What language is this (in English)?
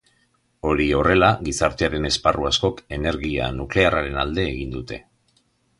Basque